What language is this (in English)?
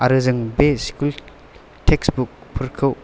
Bodo